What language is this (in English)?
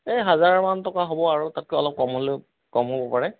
Assamese